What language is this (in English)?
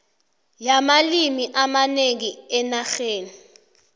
South Ndebele